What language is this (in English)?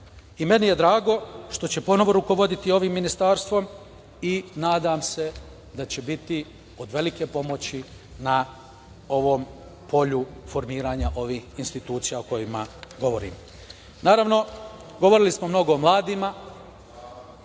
Serbian